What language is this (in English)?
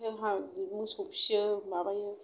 Bodo